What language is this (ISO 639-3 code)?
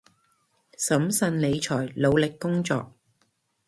yue